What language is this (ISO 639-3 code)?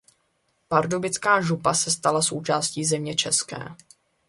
ces